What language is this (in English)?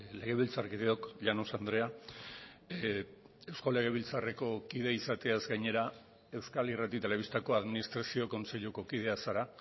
Basque